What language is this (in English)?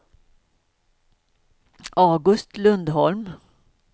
Swedish